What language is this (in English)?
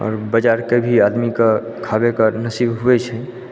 Maithili